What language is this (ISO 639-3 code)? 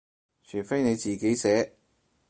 yue